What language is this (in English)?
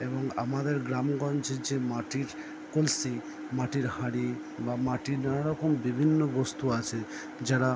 Bangla